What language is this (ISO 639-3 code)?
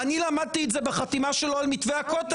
heb